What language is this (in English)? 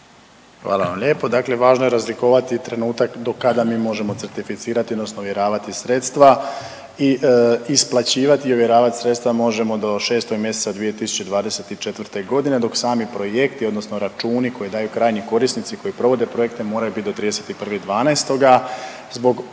Croatian